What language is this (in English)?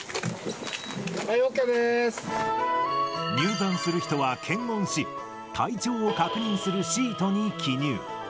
Japanese